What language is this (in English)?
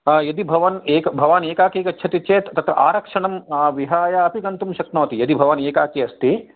Sanskrit